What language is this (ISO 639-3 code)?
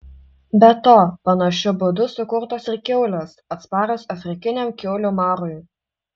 lit